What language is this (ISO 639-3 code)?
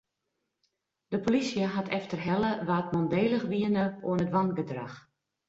fry